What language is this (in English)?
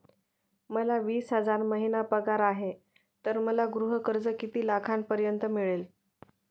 Marathi